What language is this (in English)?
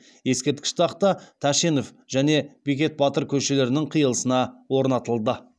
Kazakh